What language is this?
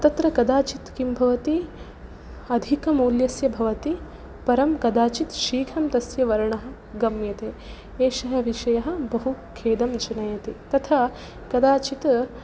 Sanskrit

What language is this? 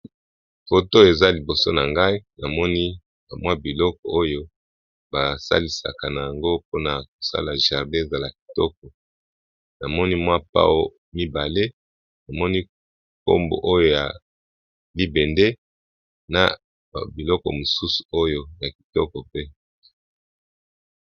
Lingala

